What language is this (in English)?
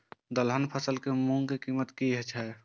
Maithili